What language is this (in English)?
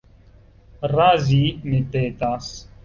Esperanto